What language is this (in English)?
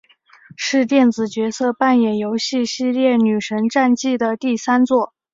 Chinese